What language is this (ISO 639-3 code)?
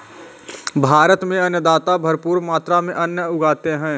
hin